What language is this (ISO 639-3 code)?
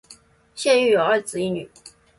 zho